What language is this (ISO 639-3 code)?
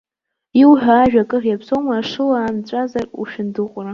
abk